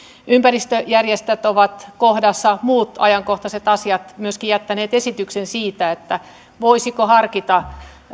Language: Finnish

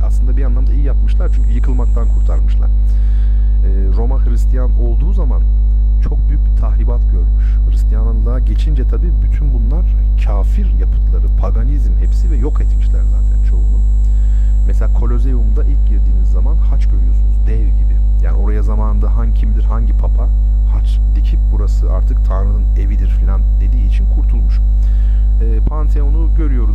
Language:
Turkish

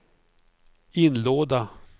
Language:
Swedish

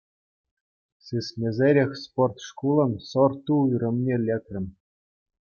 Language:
Chuvash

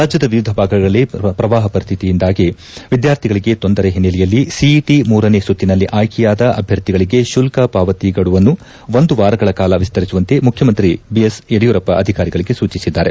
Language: Kannada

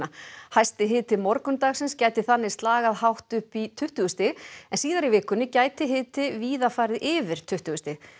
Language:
Icelandic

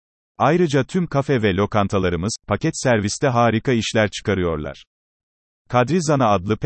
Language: Turkish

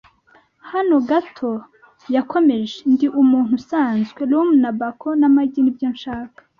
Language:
Kinyarwanda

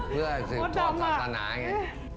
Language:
Thai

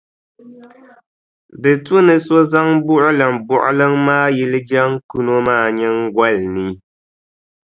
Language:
Dagbani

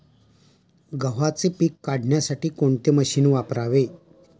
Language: Marathi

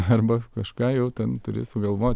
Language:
Lithuanian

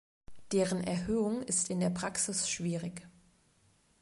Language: German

